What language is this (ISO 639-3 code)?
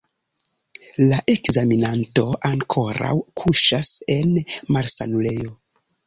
epo